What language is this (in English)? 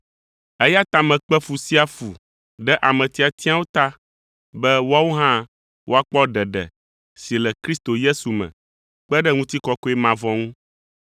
Ewe